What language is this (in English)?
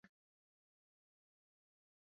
Central Kurdish